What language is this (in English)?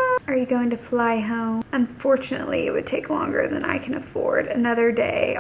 English